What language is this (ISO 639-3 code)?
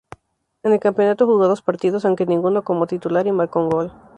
spa